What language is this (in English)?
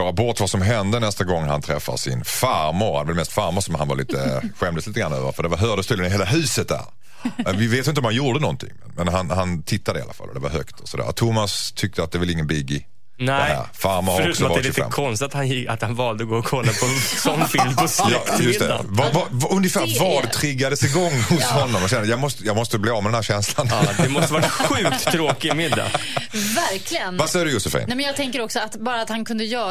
Swedish